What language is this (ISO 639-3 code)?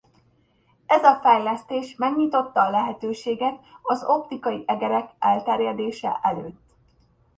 hun